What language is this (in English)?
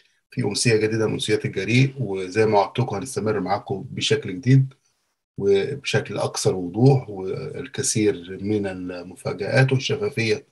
Arabic